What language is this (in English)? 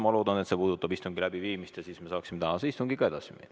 Estonian